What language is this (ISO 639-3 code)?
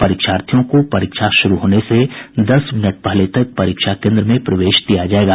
hin